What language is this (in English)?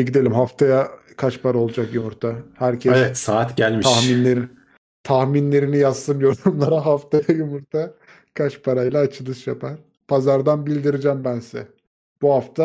Turkish